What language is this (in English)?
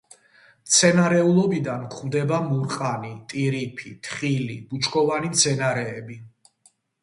Georgian